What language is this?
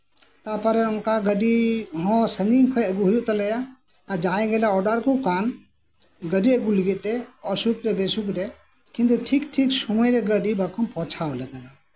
Santali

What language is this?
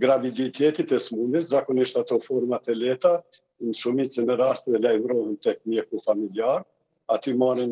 Romanian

